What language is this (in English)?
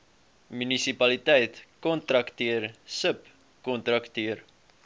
Afrikaans